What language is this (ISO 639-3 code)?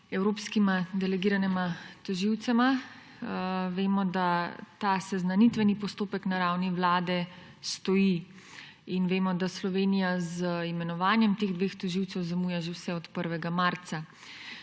slv